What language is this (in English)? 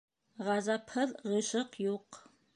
Bashkir